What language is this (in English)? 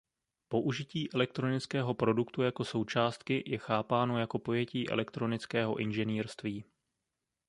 Czech